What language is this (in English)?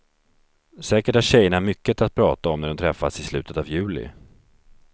Swedish